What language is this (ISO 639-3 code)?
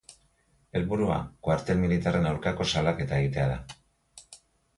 eus